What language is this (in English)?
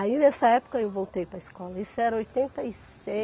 Portuguese